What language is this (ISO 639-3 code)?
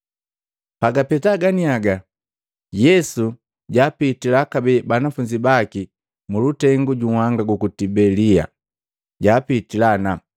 mgv